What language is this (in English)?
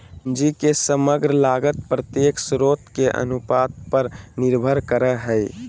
Magahi